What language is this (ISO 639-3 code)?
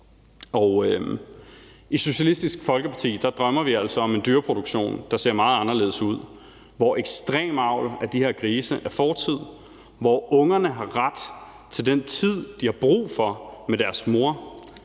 dan